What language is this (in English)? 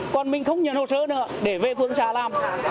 Vietnamese